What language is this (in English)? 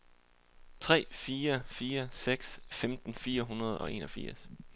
Danish